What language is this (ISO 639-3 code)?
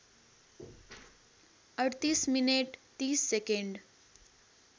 nep